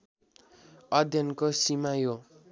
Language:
Nepali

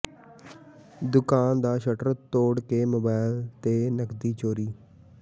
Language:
Punjabi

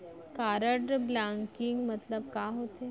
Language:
Chhattisgarhi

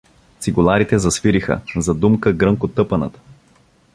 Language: Bulgarian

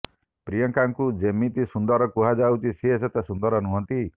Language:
Odia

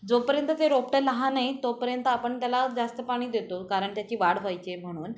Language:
Marathi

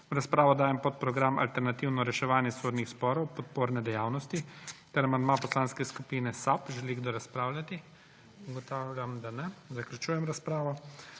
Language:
Slovenian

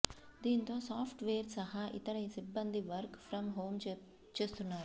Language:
Telugu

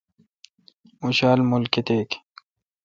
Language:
Kalkoti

